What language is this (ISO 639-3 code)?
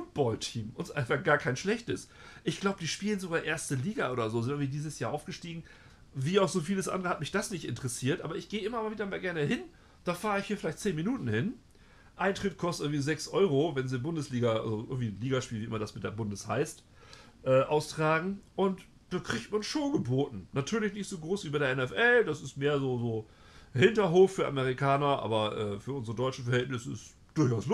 deu